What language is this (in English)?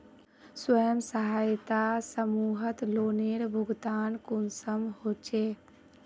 Magahi